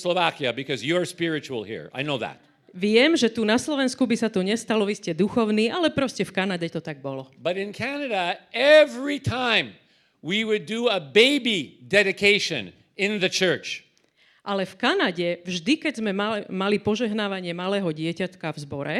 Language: Slovak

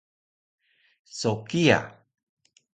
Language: Taroko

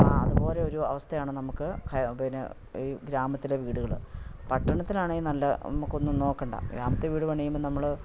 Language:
Malayalam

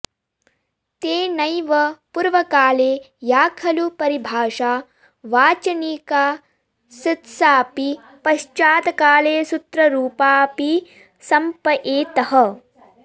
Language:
Sanskrit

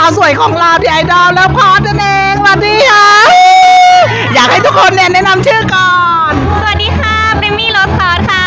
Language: Thai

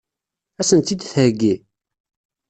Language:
Kabyle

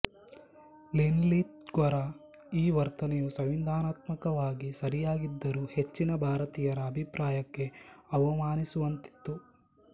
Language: Kannada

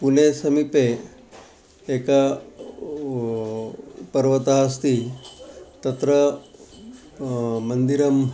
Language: Sanskrit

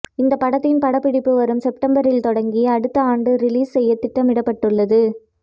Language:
Tamil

